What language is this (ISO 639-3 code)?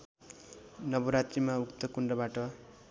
nep